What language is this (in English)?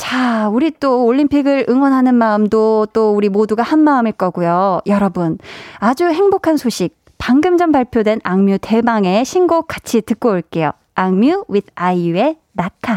Korean